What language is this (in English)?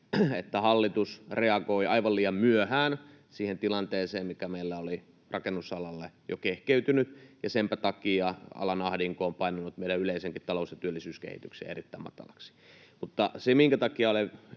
Finnish